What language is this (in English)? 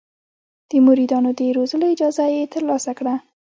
Pashto